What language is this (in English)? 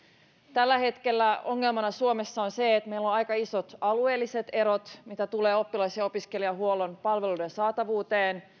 Finnish